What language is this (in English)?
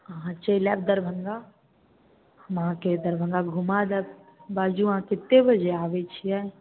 Maithili